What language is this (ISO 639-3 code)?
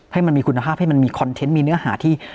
tha